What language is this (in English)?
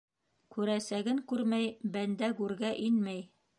Bashkir